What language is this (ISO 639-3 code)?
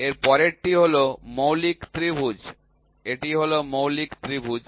ben